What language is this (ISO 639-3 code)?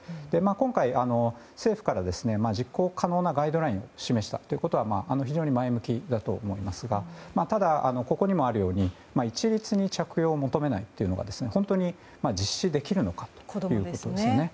jpn